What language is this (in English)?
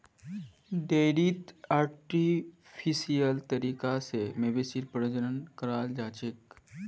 Magahi